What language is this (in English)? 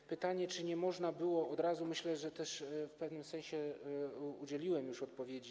Polish